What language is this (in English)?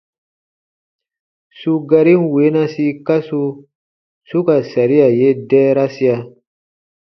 Baatonum